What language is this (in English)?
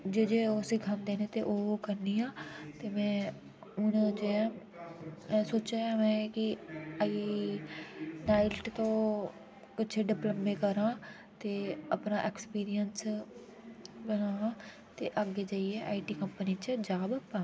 Dogri